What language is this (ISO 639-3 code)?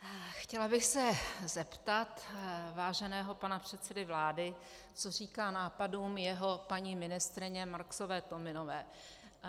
ces